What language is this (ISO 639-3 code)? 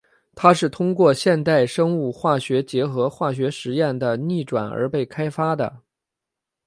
zho